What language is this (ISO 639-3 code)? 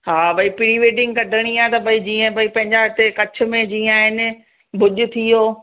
snd